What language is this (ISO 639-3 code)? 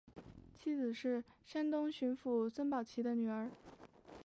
zho